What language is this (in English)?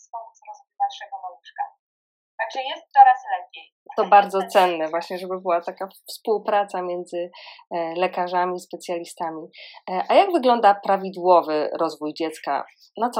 Polish